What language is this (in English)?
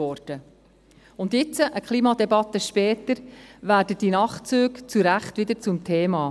Swiss German